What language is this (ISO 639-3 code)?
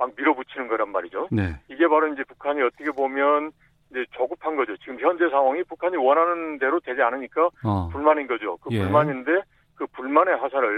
kor